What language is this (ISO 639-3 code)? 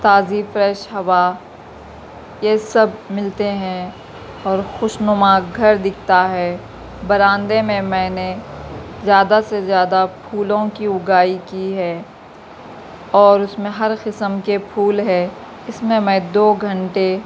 urd